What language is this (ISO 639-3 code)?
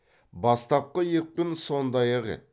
kaz